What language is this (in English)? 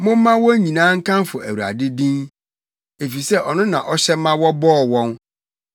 Akan